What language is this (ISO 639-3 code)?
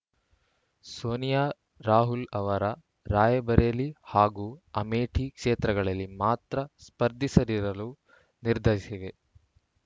kan